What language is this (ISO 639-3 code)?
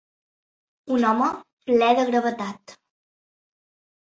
cat